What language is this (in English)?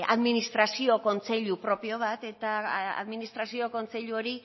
Basque